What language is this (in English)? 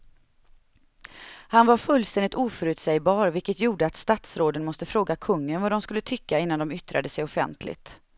Swedish